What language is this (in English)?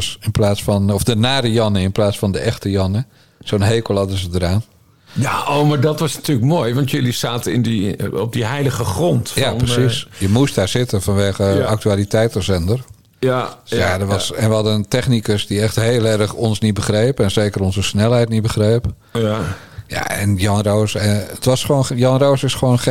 Dutch